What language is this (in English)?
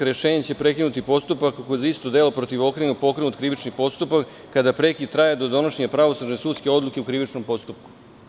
Serbian